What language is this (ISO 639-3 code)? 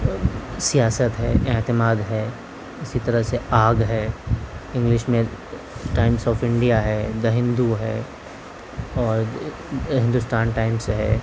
urd